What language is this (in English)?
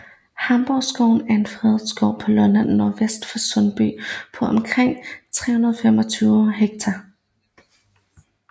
Danish